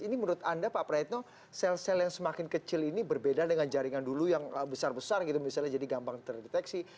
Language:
Indonesian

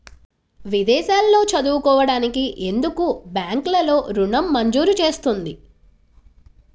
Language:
Telugu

